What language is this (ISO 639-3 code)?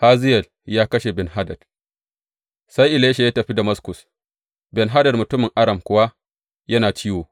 hau